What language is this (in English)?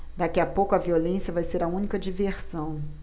Portuguese